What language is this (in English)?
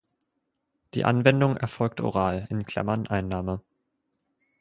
German